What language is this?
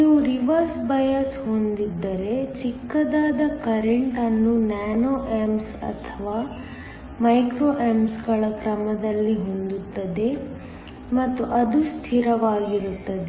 Kannada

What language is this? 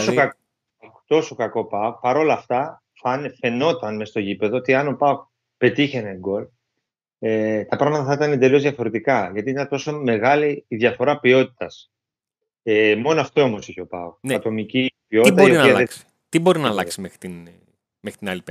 Greek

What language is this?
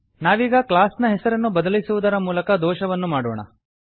Kannada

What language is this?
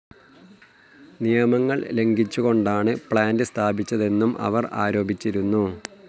Malayalam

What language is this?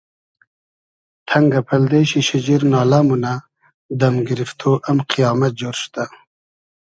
Hazaragi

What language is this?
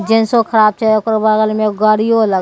Maithili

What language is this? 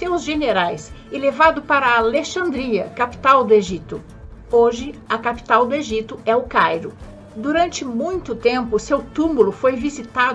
Portuguese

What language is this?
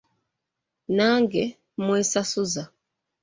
Ganda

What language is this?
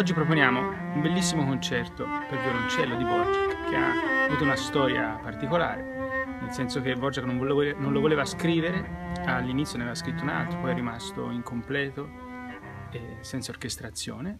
Italian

